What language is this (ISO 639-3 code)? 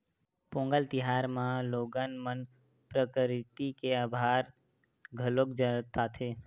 hne